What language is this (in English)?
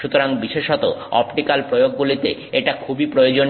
Bangla